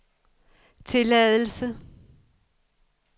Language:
Danish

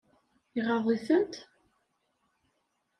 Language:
Kabyle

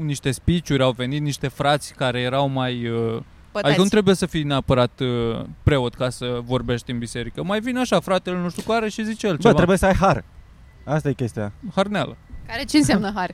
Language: Romanian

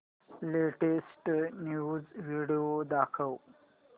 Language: Marathi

